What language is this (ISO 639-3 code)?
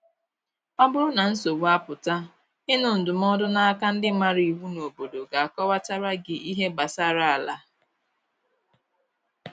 ibo